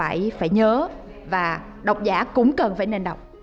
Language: Vietnamese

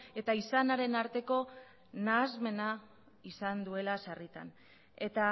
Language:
Basque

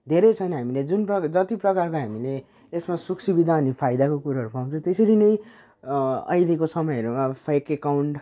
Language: Nepali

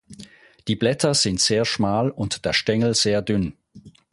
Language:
German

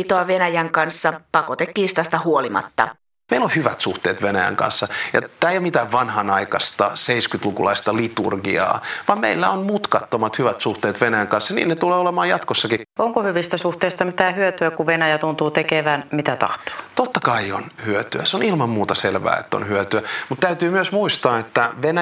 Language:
Finnish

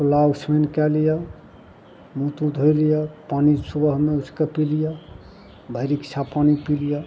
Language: Maithili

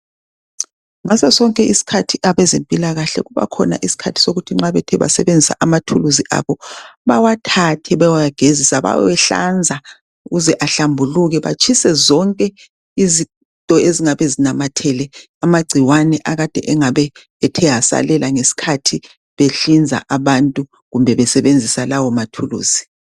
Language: North Ndebele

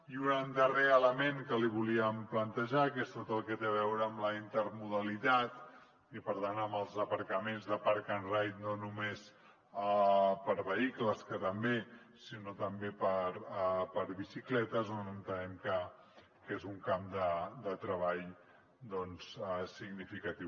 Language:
Catalan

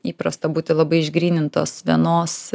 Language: Lithuanian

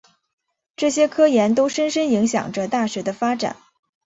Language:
Chinese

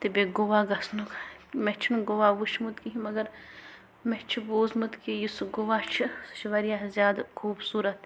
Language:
Kashmiri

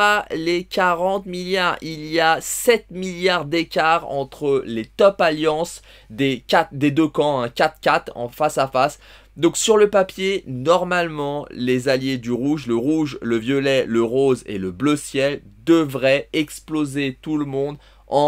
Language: French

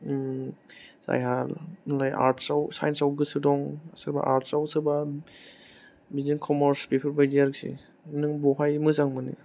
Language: Bodo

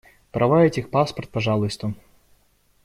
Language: Russian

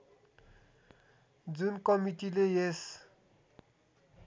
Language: Nepali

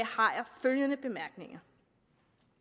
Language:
Danish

